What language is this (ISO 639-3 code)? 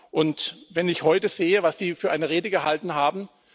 deu